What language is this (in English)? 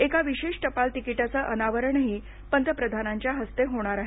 Marathi